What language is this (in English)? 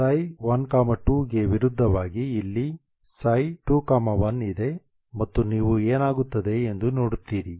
Kannada